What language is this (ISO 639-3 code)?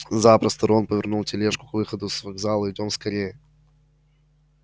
rus